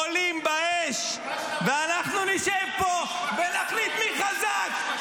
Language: Hebrew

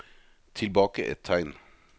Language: Norwegian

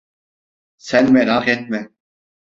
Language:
Turkish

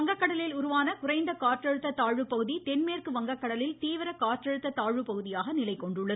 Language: Tamil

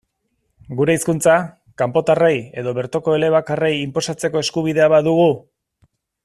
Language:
Basque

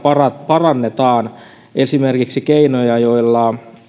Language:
Finnish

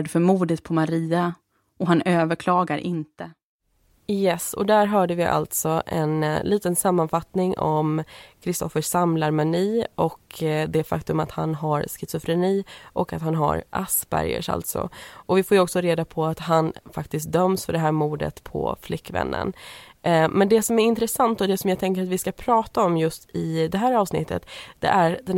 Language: Swedish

